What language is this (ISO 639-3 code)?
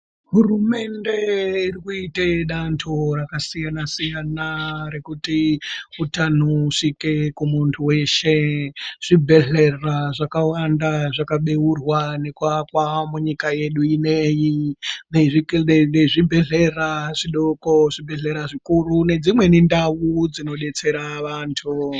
ndc